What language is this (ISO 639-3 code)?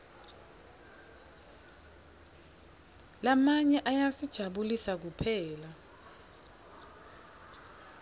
ssw